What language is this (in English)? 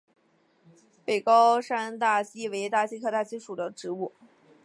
Chinese